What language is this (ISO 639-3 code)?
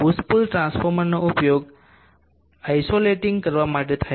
guj